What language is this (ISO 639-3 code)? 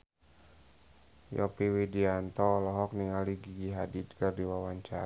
sun